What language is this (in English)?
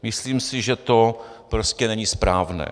Czech